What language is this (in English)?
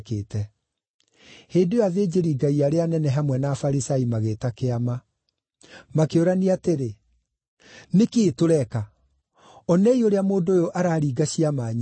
Kikuyu